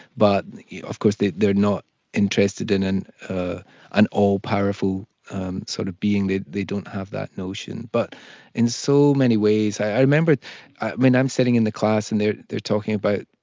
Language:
English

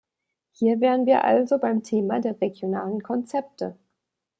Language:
German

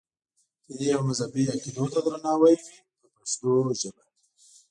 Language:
Pashto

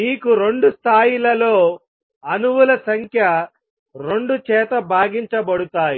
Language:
Telugu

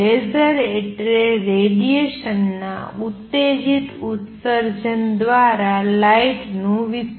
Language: Gujarati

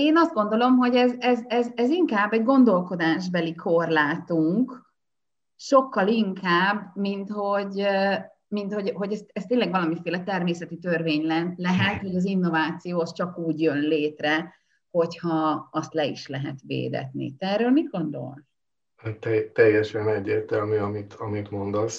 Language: Hungarian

